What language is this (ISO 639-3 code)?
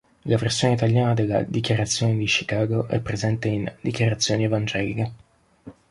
ita